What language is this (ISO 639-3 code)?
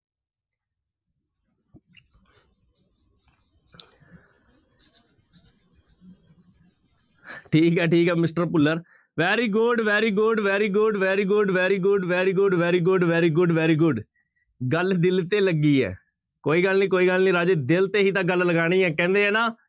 pan